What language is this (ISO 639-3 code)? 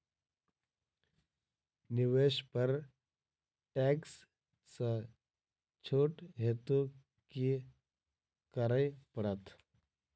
mai